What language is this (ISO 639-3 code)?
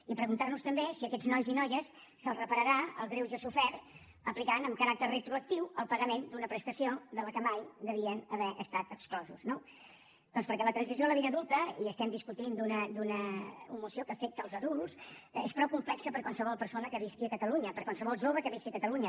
cat